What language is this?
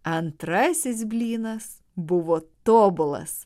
Lithuanian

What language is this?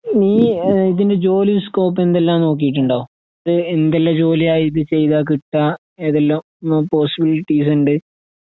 Malayalam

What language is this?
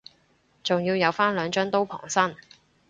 Cantonese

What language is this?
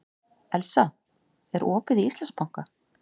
Icelandic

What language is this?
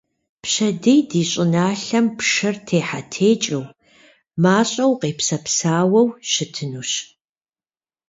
Kabardian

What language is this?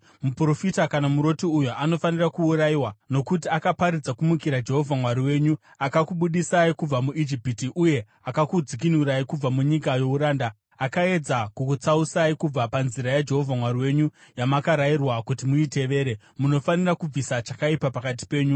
Shona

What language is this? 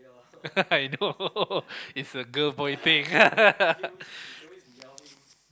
English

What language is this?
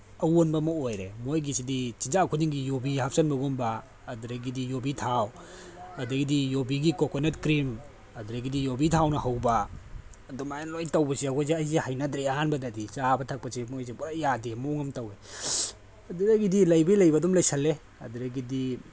Manipuri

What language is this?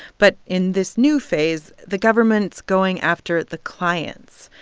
English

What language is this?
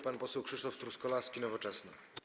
Polish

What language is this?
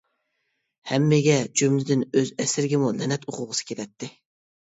Uyghur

